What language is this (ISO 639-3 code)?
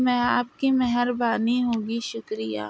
urd